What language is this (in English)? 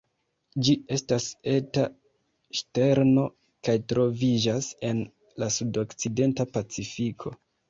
Esperanto